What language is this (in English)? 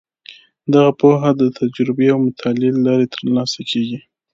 Pashto